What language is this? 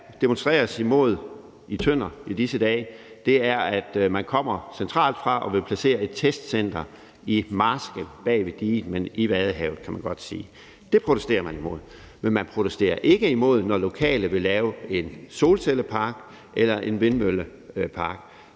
Danish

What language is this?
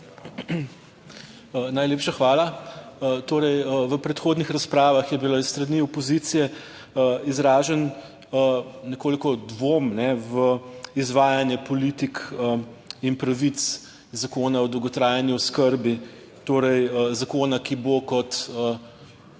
Slovenian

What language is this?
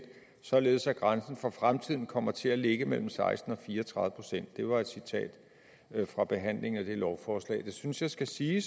Danish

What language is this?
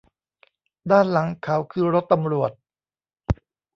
Thai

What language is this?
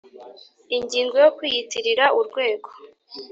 Kinyarwanda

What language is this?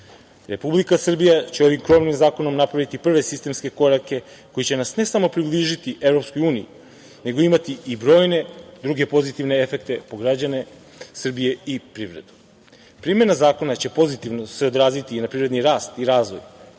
Serbian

